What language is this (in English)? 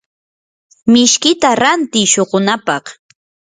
Yanahuanca Pasco Quechua